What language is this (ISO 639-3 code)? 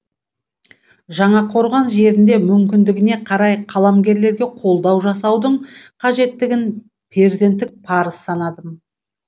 kaz